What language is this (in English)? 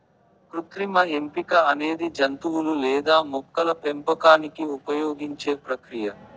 Telugu